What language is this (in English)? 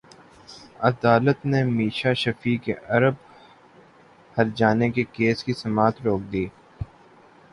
Urdu